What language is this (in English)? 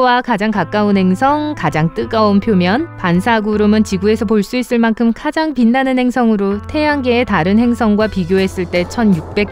Korean